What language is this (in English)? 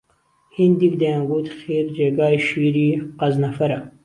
Central Kurdish